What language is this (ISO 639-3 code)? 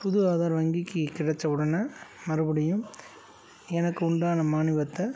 tam